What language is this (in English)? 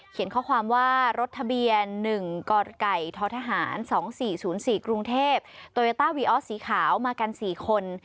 Thai